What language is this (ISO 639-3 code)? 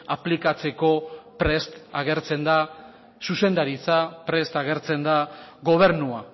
eus